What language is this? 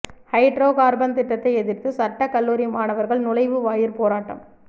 Tamil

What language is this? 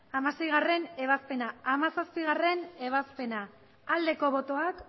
Basque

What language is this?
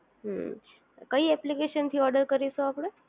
Gujarati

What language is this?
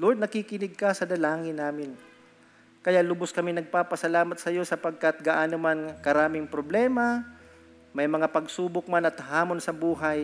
Filipino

